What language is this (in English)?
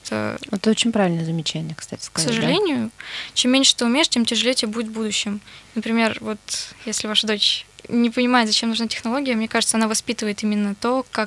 Russian